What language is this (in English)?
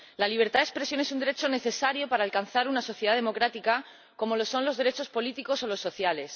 Spanish